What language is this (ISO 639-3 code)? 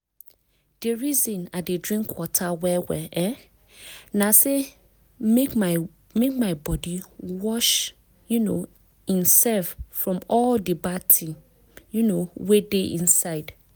pcm